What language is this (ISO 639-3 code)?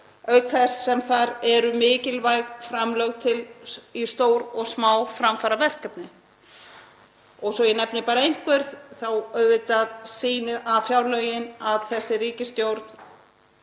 isl